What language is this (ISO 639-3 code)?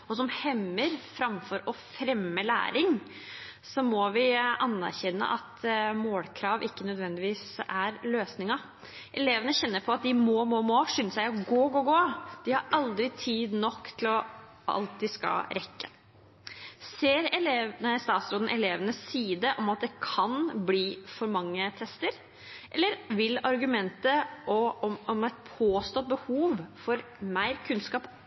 nob